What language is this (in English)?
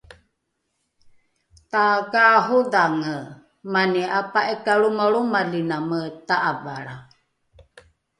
Rukai